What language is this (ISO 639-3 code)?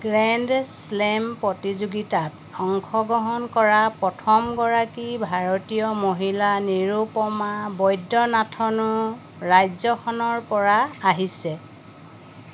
asm